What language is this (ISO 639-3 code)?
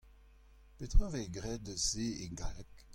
bre